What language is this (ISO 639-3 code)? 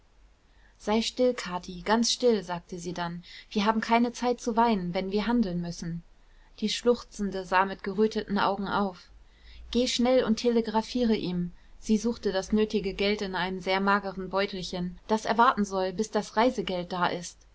deu